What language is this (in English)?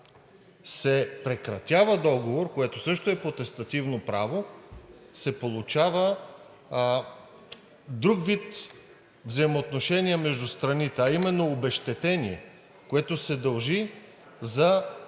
Bulgarian